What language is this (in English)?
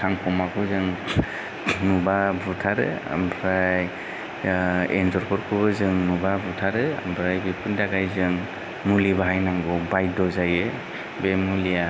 Bodo